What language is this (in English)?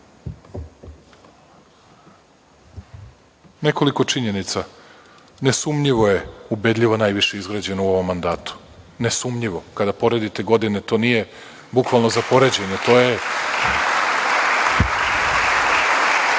Serbian